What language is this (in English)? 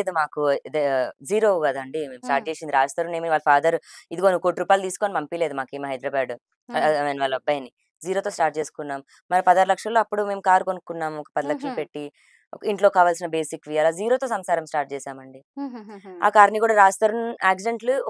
Telugu